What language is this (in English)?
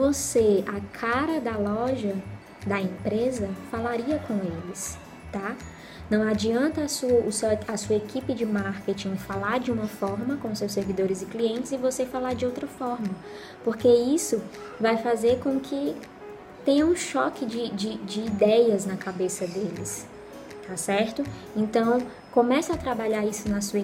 Portuguese